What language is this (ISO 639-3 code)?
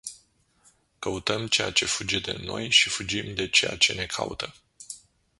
ron